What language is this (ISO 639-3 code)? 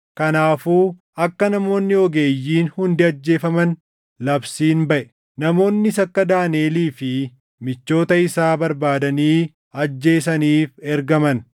orm